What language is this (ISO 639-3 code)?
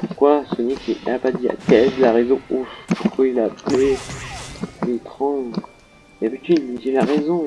fra